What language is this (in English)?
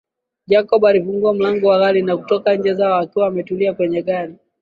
Swahili